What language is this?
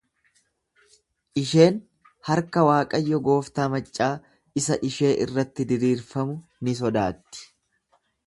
Oromo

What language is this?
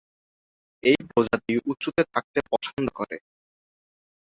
Bangla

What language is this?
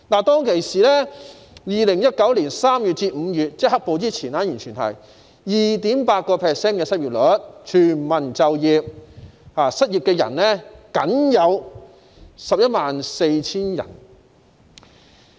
Cantonese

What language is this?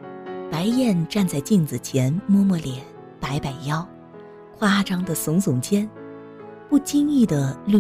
Chinese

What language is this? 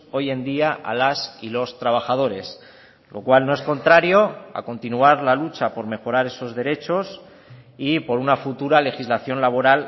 Spanish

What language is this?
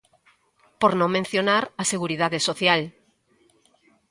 Galician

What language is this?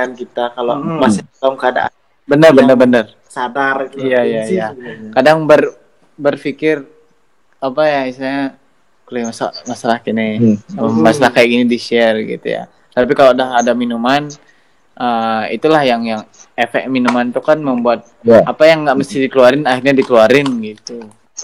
Indonesian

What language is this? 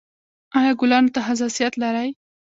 Pashto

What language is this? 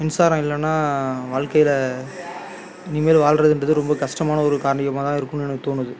Tamil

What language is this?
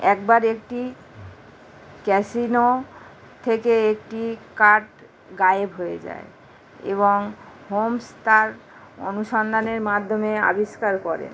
Bangla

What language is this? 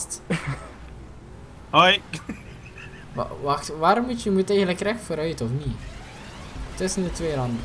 Dutch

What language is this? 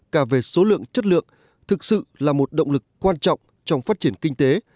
Vietnamese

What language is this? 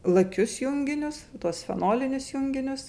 Lithuanian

